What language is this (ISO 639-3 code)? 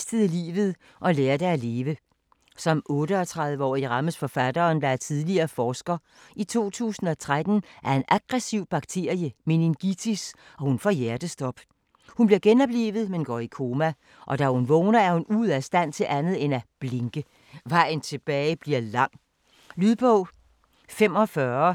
dan